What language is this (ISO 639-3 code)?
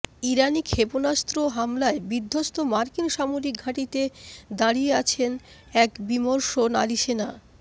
ben